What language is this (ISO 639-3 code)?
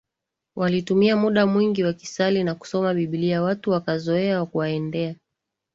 swa